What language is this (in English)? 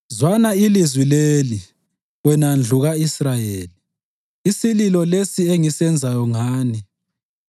North Ndebele